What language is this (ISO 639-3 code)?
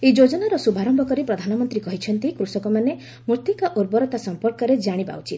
ori